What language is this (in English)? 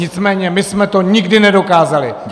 Czech